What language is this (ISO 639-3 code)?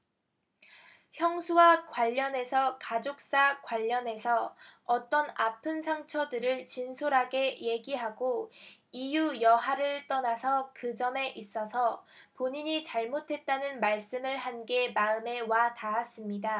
kor